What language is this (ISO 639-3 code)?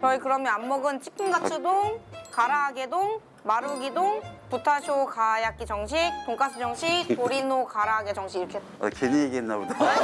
kor